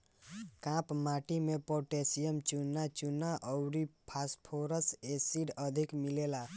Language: Bhojpuri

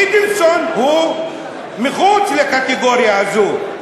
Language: Hebrew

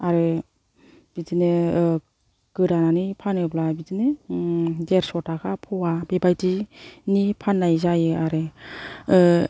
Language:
Bodo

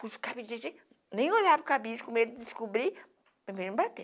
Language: Portuguese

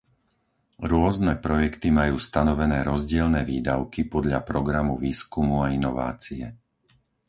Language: Slovak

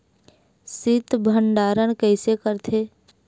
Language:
Chhattisgarhi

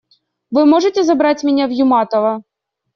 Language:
Russian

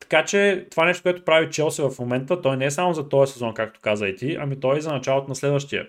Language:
Bulgarian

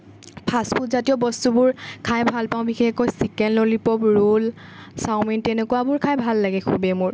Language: Assamese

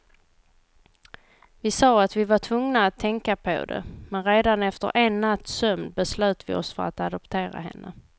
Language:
Swedish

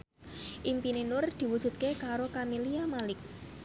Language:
Javanese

